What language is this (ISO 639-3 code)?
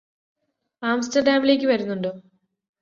mal